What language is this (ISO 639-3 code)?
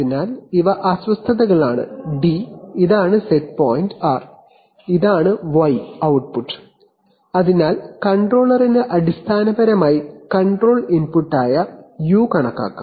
mal